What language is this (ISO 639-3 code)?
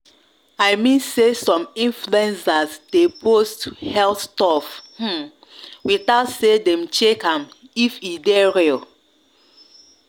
pcm